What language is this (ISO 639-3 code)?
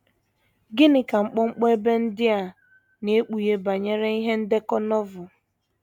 ibo